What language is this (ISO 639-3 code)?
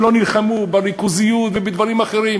heb